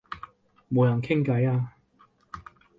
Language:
Cantonese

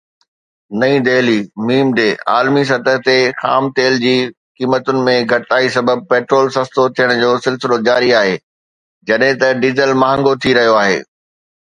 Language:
Sindhi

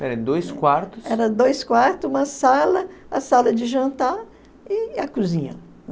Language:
Portuguese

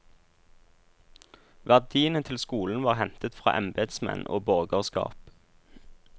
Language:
Norwegian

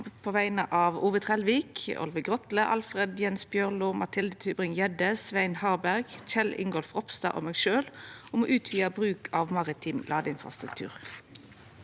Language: Norwegian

